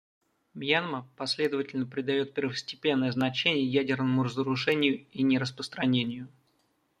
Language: Russian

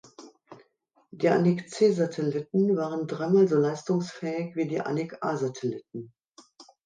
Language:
German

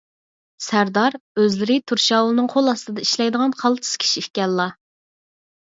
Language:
Uyghur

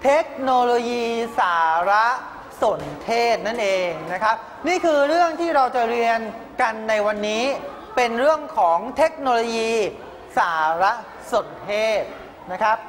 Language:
Thai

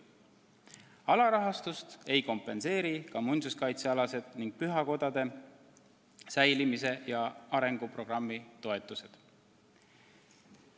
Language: Estonian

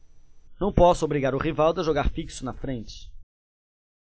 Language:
Portuguese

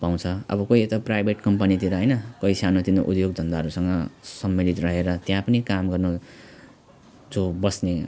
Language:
Nepali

